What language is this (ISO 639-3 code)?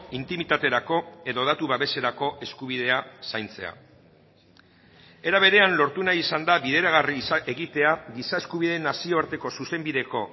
eus